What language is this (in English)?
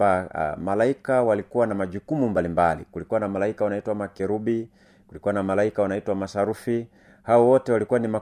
Swahili